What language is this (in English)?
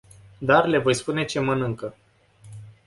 Romanian